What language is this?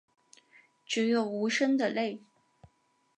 Chinese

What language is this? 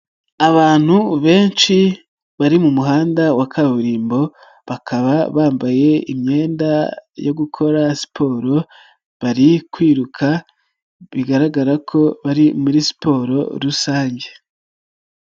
Kinyarwanda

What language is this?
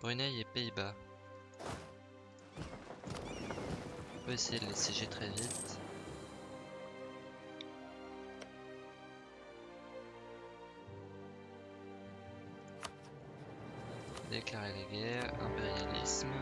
French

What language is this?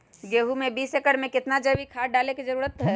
Magahi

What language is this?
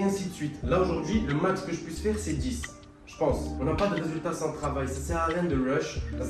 French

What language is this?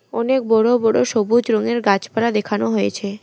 Bangla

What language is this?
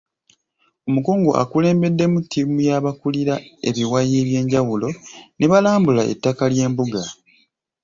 Ganda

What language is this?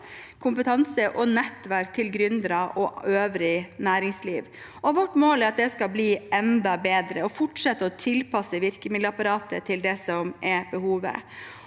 Norwegian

